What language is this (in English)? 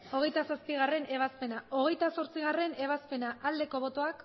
Basque